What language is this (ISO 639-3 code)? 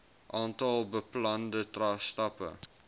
afr